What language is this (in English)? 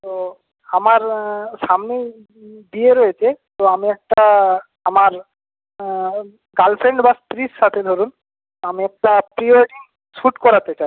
Bangla